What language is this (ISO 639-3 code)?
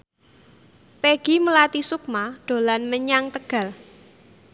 jav